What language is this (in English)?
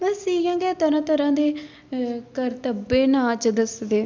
Dogri